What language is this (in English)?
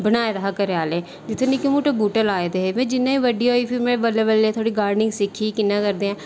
Dogri